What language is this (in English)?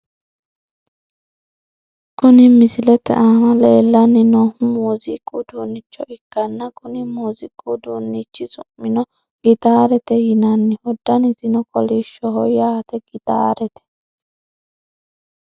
Sidamo